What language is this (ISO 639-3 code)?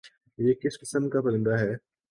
urd